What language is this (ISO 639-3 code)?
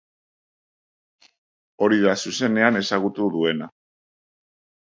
eus